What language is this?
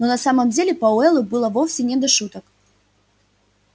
Russian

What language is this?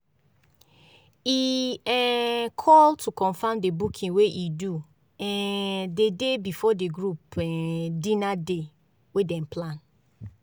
Nigerian Pidgin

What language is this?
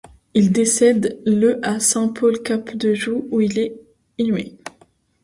French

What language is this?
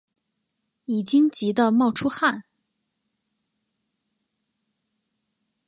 Chinese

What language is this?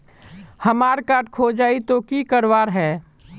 Magahi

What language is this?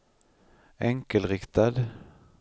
Swedish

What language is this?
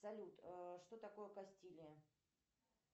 Russian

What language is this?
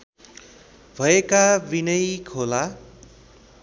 Nepali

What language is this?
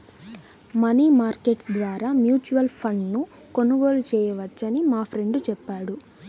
Telugu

